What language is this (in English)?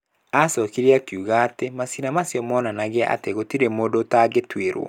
Kikuyu